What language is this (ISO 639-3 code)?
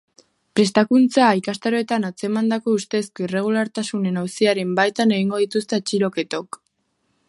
eus